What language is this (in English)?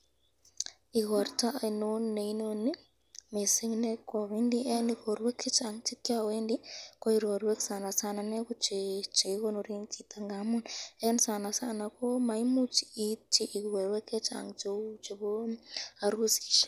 Kalenjin